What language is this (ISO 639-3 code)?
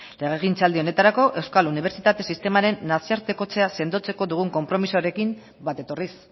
eus